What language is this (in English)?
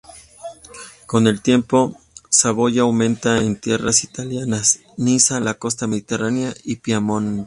Spanish